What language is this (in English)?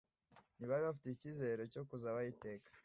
Kinyarwanda